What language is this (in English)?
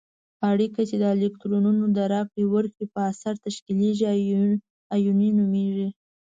Pashto